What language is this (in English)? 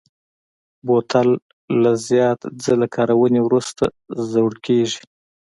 Pashto